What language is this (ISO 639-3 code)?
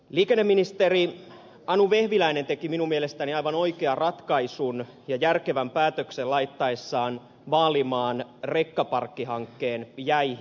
fin